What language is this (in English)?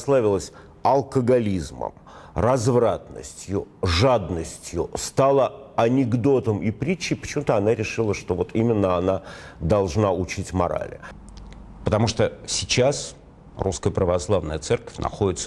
Russian